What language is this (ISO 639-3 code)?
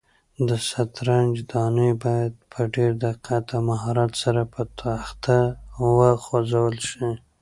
pus